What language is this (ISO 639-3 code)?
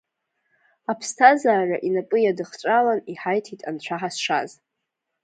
abk